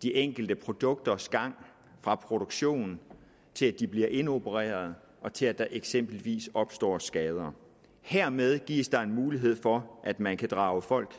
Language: Danish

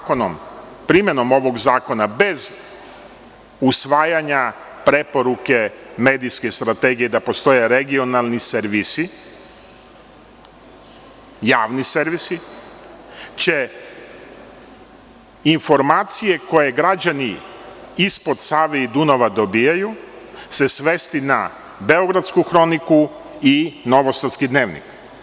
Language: Serbian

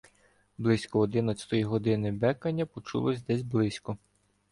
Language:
Ukrainian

